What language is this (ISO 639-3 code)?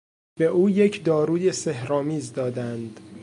fas